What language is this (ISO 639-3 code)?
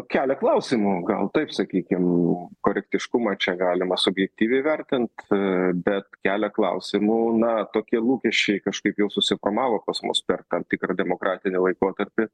lit